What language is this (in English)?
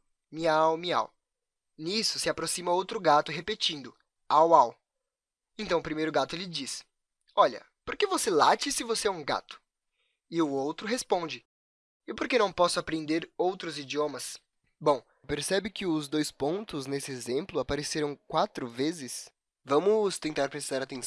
Portuguese